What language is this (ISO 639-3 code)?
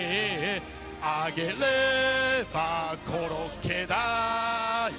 jpn